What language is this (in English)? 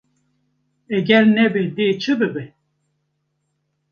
Kurdish